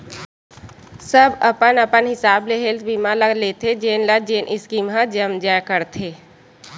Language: Chhattisgarhi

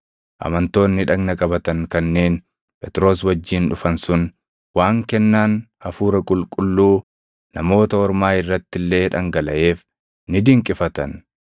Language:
Oromo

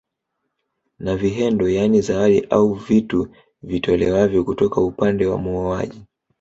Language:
Swahili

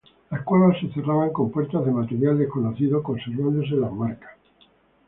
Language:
Spanish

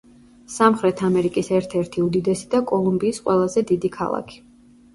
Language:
Georgian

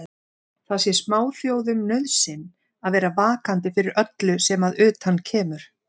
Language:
Icelandic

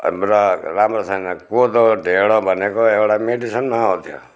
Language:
Nepali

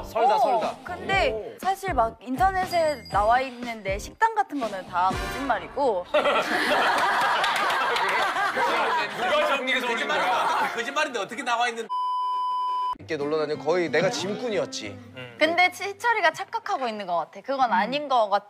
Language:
Korean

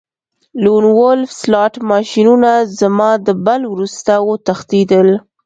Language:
Pashto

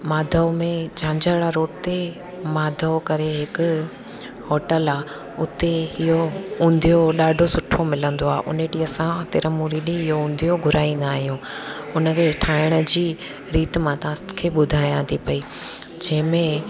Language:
Sindhi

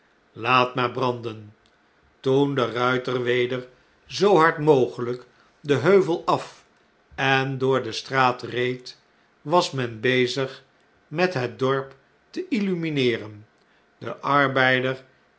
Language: Dutch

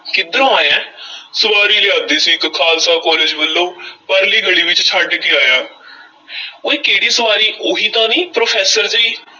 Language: Punjabi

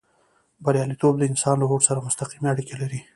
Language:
Pashto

